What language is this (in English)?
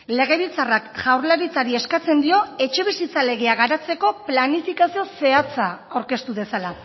Basque